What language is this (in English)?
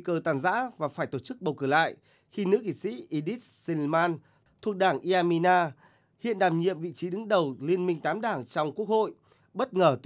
Vietnamese